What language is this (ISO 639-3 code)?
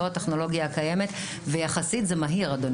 heb